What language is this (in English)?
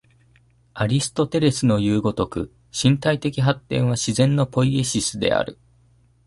Japanese